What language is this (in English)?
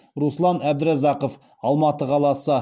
Kazakh